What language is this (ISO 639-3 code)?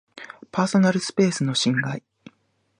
jpn